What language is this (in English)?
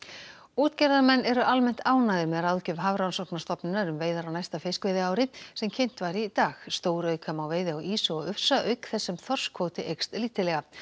Icelandic